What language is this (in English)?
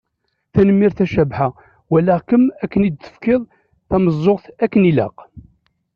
Kabyle